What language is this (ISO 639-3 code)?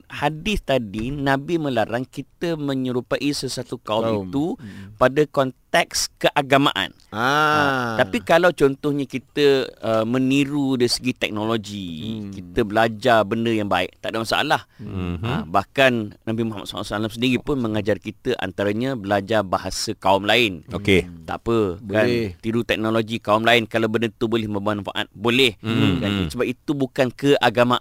msa